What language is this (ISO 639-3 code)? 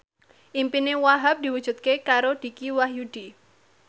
jav